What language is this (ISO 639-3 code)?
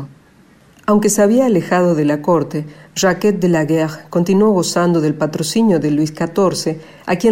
spa